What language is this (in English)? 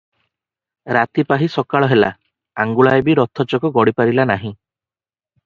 Odia